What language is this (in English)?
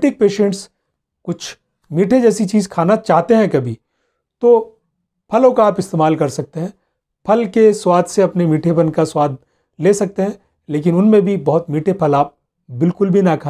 Hindi